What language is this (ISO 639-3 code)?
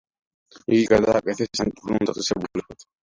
kat